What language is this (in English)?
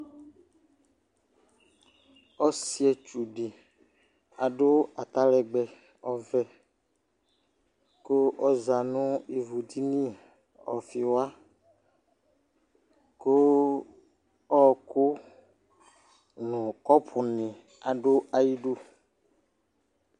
Ikposo